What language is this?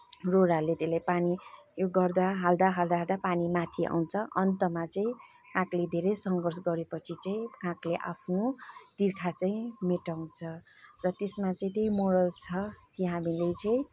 Nepali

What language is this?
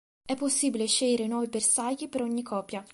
Italian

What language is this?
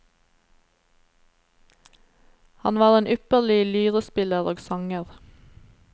Norwegian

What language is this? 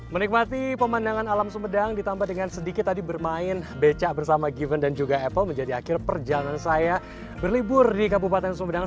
Indonesian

